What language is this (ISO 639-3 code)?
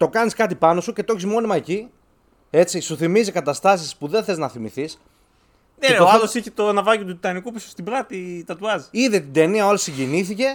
ell